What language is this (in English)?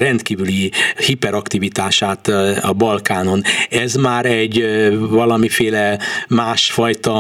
Hungarian